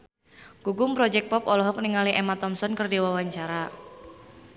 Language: Sundanese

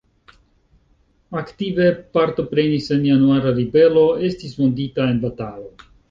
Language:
Esperanto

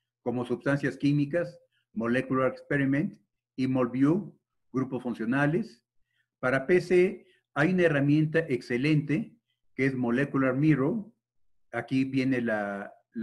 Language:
Spanish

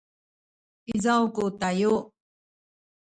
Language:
Sakizaya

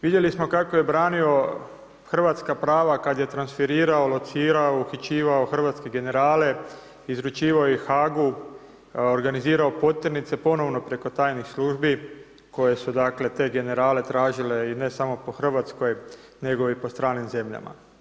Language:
Croatian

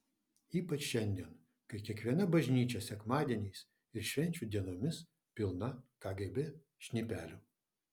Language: Lithuanian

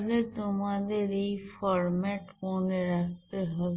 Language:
Bangla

